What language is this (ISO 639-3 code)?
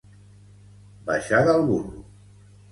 cat